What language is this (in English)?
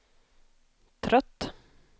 Swedish